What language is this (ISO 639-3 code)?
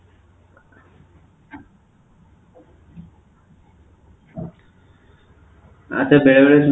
ori